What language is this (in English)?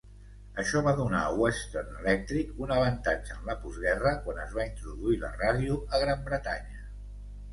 Catalan